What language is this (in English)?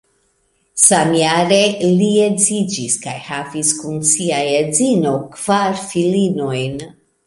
Esperanto